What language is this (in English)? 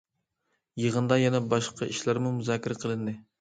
Uyghur